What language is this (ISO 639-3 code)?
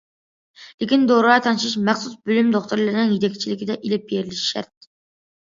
uig